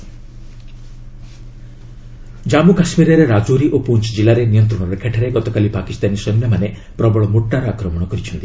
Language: Odia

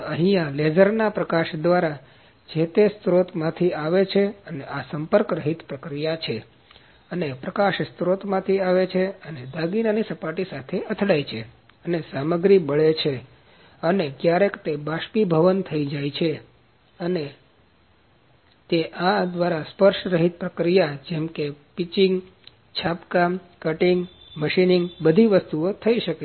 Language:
Gujarati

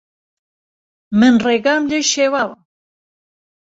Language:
Central Kurdish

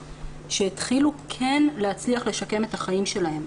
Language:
Hebrew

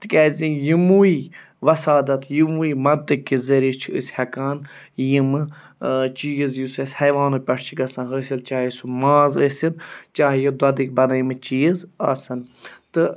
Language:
Kashmiri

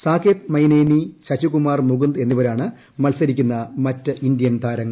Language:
Malayalam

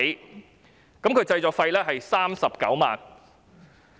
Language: Cantonese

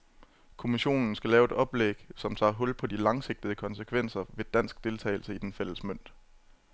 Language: Danish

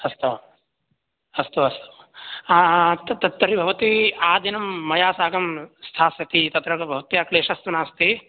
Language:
Sanskrit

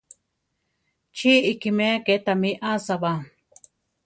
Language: Central Tarahumara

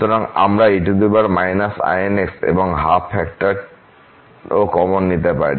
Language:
Bangla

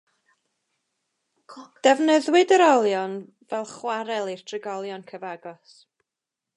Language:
Welsh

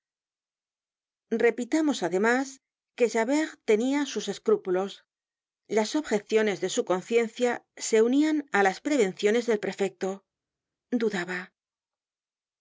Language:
Spanish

